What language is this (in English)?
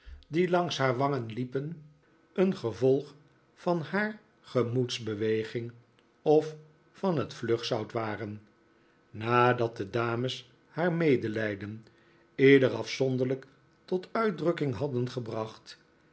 Dutch